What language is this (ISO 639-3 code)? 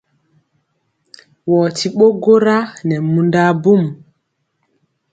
mcx